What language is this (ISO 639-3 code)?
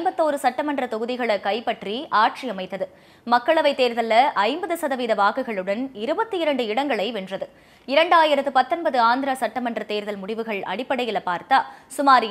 kor